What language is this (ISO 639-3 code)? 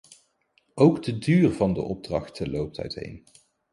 nld